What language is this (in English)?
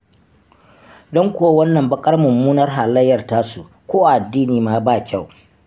Hausa